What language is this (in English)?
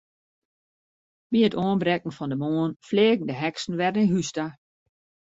Western Frisian